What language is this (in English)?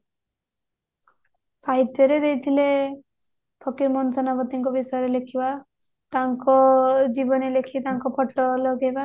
Odia